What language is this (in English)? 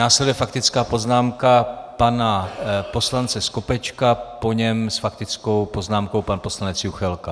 Czech